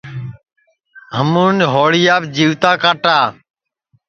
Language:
Sansi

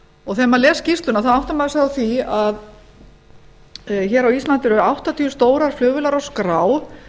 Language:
Icelandic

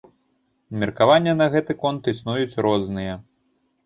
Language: Belarusian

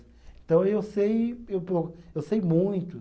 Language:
Portuguese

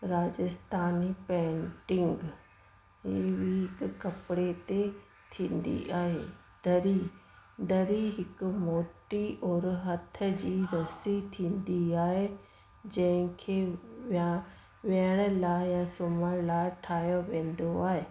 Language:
Sindhi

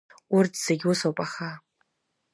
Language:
Abkhazian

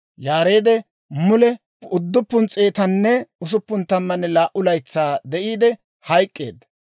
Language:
Dawro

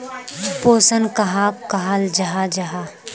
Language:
Magahi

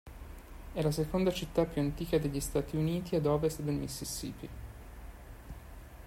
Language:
Italian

